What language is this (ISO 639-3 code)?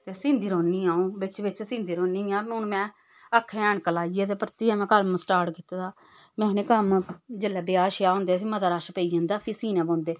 doi